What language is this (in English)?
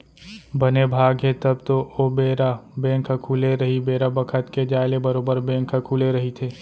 Chhattisgarhi